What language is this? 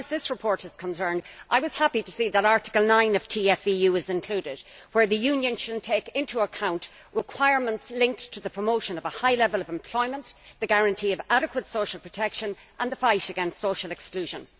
English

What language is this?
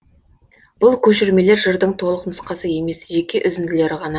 Kazakh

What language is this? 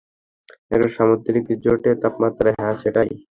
Bangla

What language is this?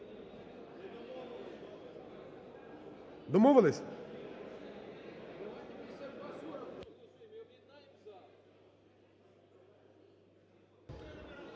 Ukrainian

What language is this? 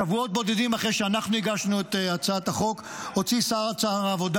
Hebrew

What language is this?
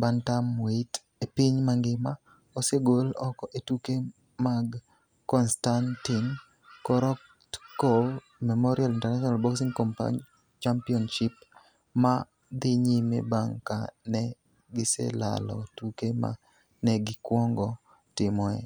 Luo (Kenya and Tanzania)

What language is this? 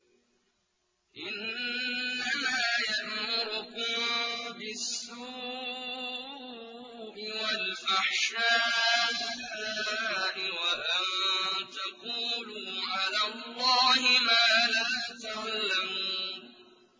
Arabic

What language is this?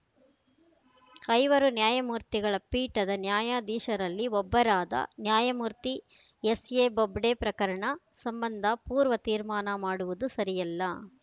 Kannada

